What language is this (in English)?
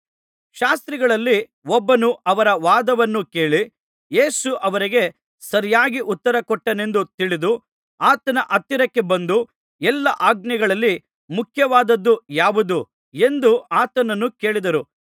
Kannada